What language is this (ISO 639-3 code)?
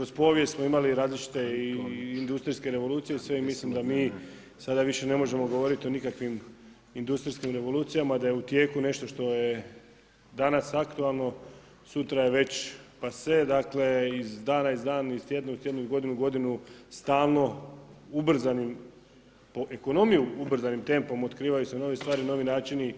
hrv